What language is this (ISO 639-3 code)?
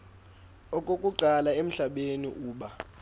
xho